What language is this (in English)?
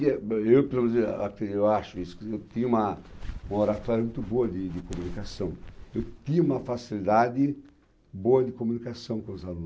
Portuguese